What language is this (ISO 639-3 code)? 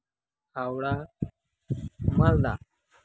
sat